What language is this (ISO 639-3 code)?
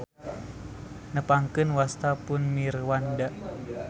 sun